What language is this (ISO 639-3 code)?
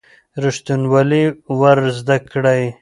pus